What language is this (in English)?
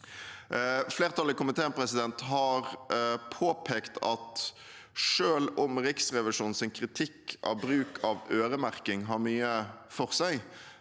Norwegian